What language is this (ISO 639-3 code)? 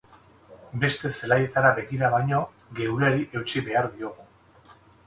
eus